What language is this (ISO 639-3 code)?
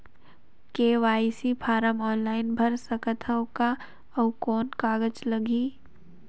hne